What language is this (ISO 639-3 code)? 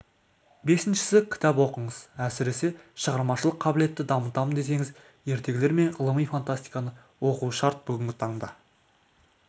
kaz